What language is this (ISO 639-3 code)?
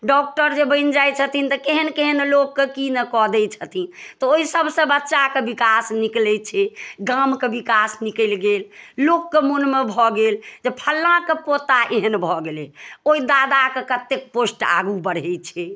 mai